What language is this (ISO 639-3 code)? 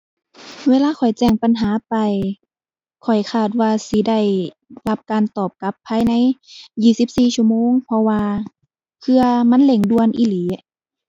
tha